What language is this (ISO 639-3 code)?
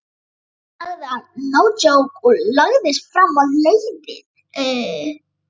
isl